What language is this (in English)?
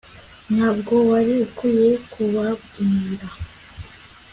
Kinyarwanda